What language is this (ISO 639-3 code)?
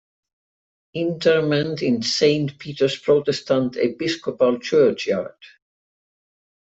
eng